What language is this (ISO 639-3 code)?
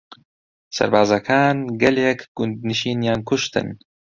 ckb